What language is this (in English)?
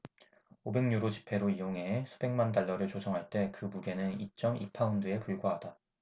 Korean